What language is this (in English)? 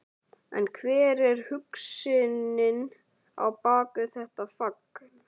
Icelandic